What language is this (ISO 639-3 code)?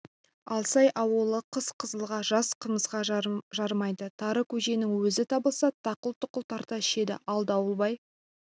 kaz